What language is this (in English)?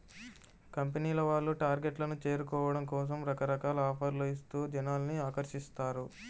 Telugu